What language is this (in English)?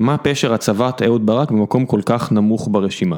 Hebrew